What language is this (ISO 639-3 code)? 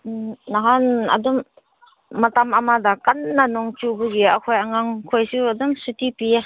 mni